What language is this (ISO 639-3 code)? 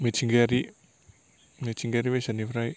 brx